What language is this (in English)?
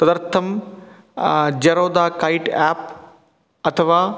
Sanskrit